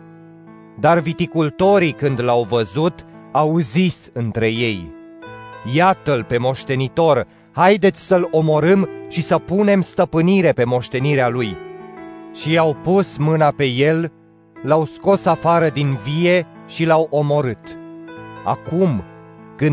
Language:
Romanian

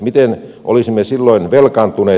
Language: Finnish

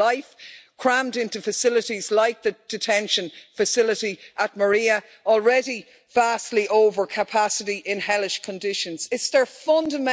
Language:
English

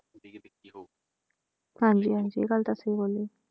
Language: Punjabi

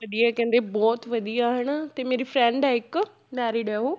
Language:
Punjabi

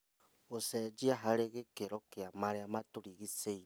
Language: Kikuyu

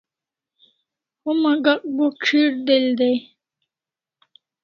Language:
Kalasha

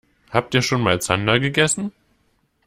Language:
German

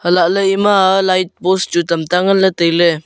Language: Wancho Naga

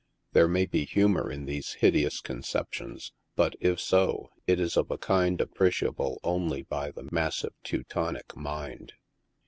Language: English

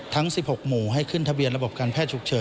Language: Thai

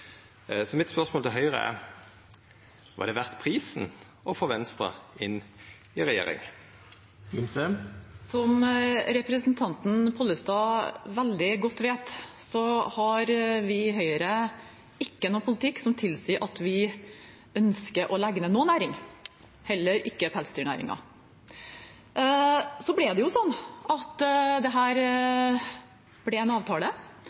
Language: Norwegian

